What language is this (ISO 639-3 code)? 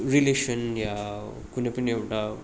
nep